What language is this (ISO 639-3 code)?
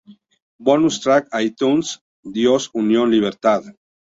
spa